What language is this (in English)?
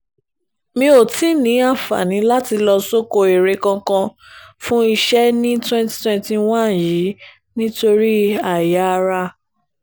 Yoruba